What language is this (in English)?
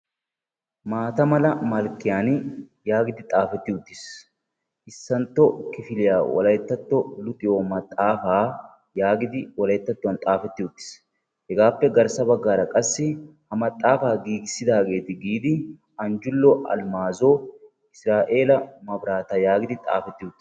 Wolaytta